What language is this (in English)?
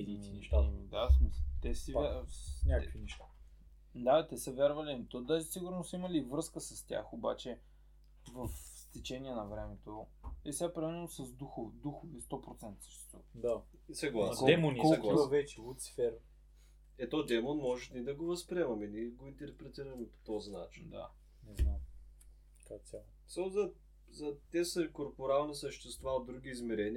Bulgarian